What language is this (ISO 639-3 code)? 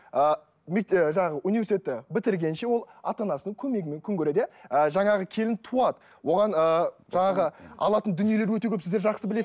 kaz